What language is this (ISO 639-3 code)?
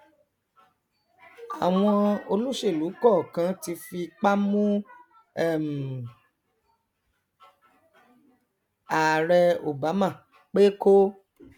yor